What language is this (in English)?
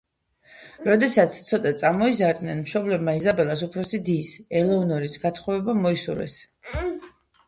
Georgian